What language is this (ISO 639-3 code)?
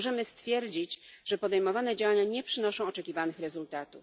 pol